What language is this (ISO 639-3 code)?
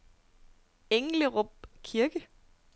dan